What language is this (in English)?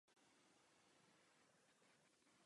Czech